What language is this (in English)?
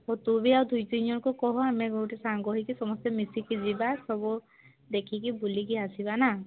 Odia